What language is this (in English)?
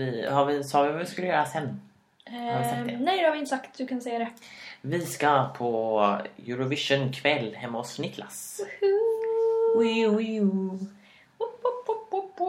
Swedish